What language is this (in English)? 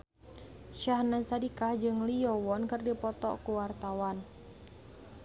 Sundanese